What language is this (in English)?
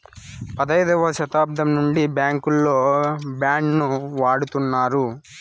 Telugu